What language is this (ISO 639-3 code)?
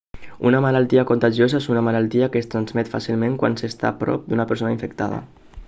cat